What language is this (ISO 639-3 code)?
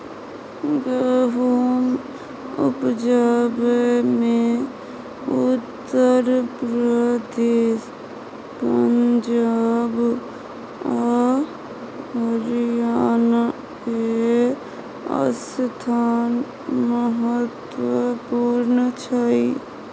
mai